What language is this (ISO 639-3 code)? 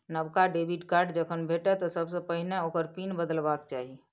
mai